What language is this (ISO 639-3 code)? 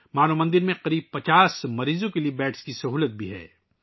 urd